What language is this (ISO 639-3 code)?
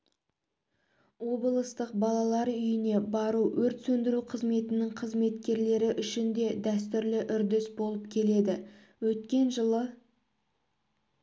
kaz